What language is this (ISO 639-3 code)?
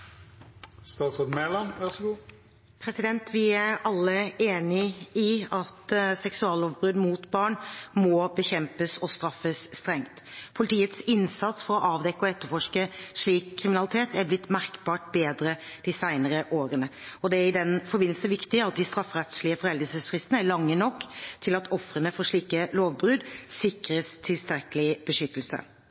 nob